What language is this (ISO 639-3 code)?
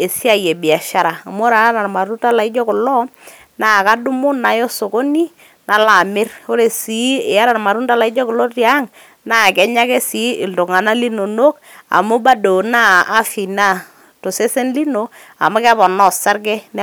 mas